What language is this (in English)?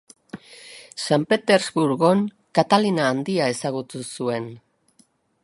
Basque